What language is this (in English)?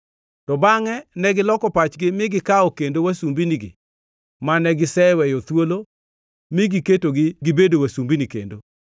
Luo (Kenya and Tanzania)